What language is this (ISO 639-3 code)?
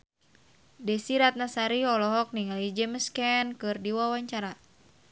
sun